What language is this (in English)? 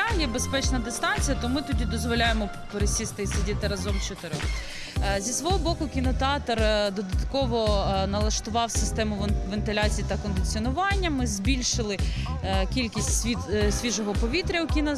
Ukrainian